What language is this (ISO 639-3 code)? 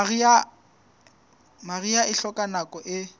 sot